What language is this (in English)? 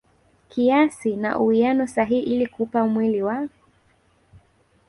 Swahili